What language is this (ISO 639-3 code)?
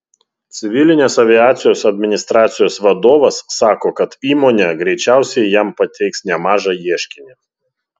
lit